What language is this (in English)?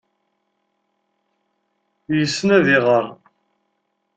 Kabyle